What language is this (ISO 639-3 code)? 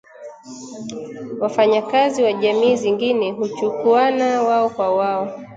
swa